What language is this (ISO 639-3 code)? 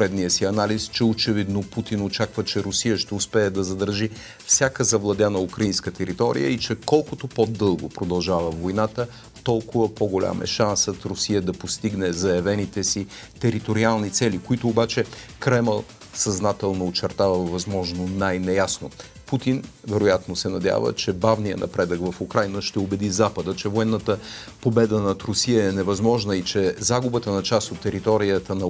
bul